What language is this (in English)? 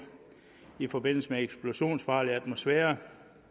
Danish